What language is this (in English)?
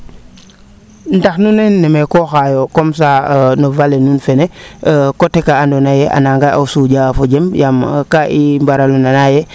Serer